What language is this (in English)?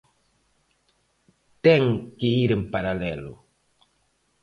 Galician